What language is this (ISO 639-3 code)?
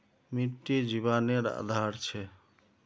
mag